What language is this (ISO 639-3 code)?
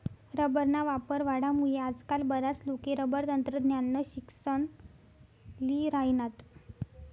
mar